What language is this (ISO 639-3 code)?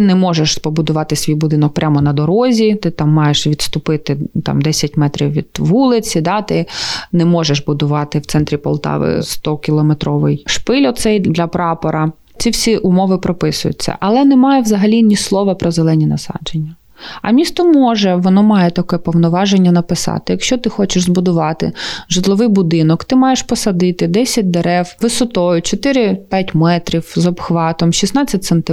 ukr